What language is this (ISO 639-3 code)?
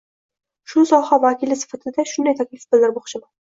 uzb